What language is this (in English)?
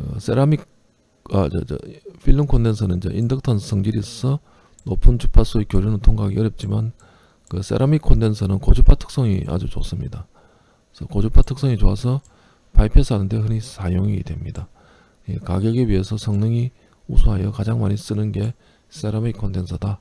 Korean